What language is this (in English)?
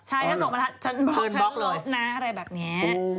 Thai